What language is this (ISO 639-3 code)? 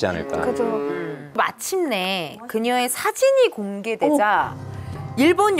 kor